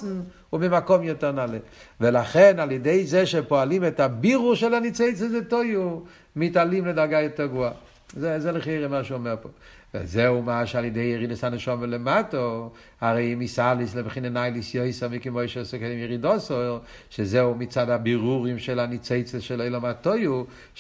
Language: Hebrew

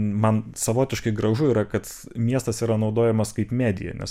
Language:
Lithuanian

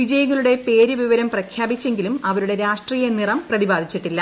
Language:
Malayalam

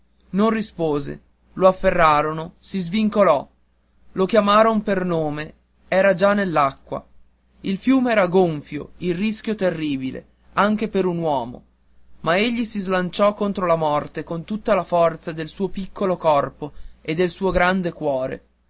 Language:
Italian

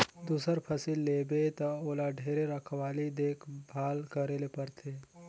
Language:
Chhattisgarhi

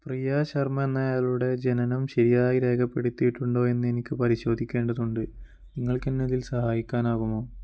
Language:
Malayalam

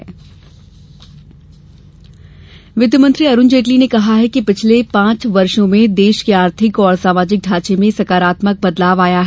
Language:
Hindi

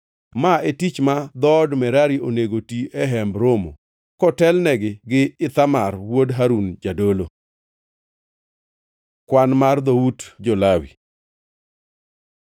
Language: Luo (Kenya and Tanzania)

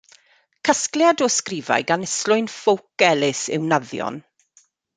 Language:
Welsh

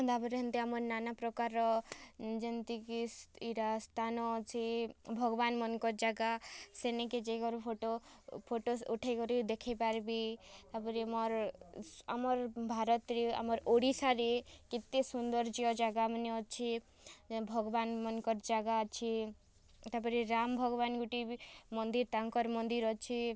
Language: Odia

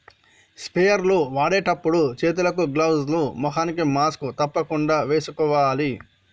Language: Telugu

